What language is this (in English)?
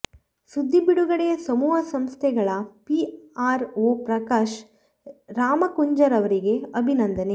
Kannada